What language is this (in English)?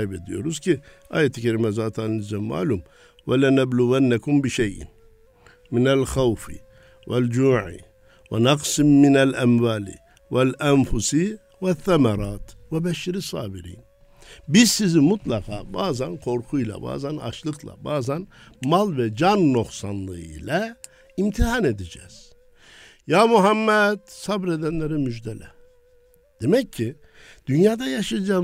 Turkish